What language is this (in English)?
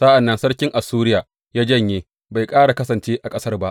Hausa